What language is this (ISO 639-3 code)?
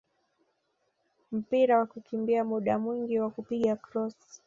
swa